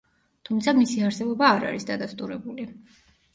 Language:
Georgian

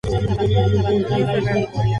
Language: Spanish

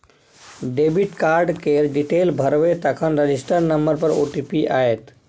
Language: Maithili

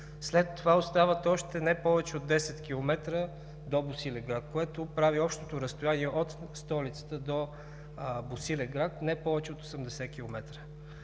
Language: Bulgarian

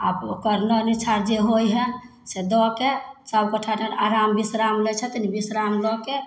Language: Maithili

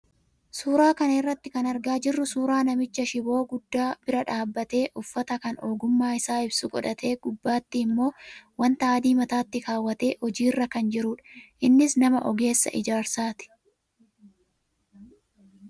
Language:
Oromo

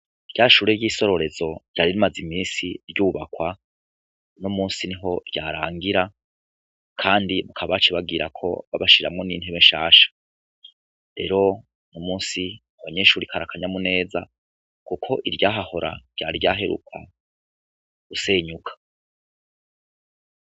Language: Rundi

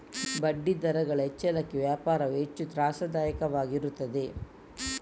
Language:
Kannada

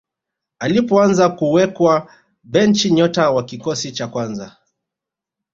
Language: Swahili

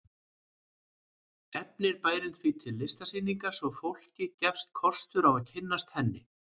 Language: Icelandic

